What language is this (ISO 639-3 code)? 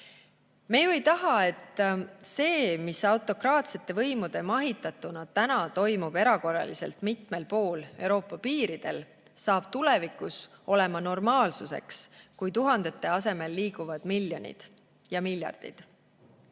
est